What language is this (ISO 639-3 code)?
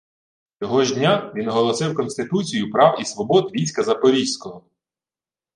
ukr